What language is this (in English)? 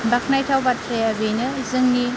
Bodo